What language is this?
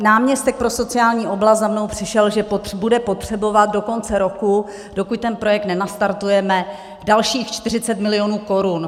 Czech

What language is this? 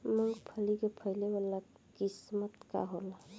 Bhojpuri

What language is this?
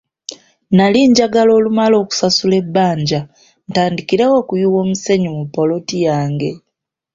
Ganda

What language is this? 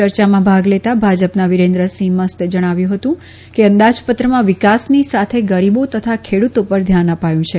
Gujarati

